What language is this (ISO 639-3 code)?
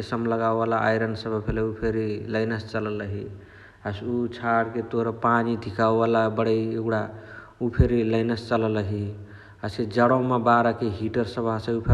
the